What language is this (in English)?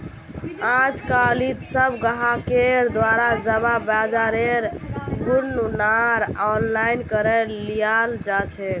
Magahi